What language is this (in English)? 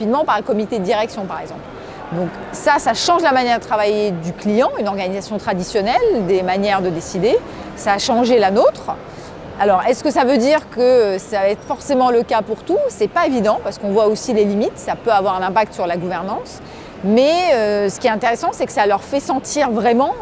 French